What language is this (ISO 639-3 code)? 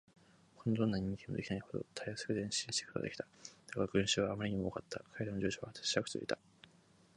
jpn